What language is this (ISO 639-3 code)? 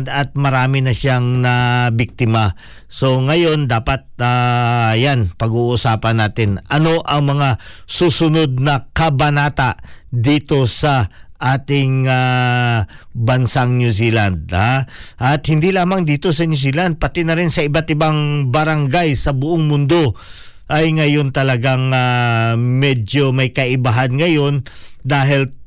fil